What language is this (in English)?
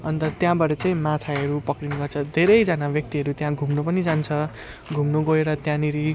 Nepali